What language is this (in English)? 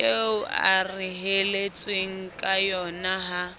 Southern Sotho